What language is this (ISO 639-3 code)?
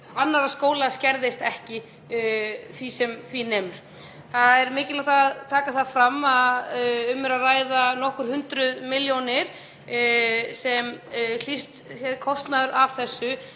isl